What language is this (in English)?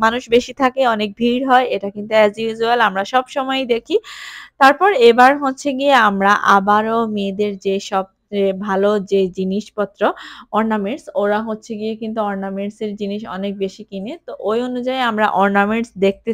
Hindi